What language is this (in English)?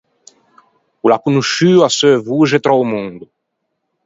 Ligurian